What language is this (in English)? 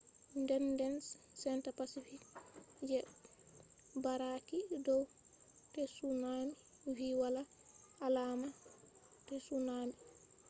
Fula